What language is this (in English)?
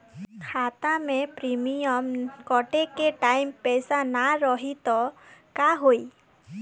Bhojpuri